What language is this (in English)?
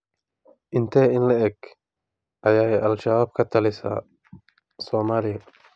Somali